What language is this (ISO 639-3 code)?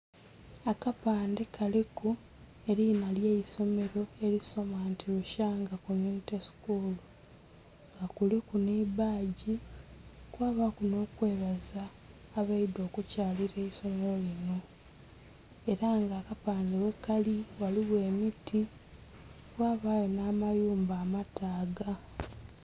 xog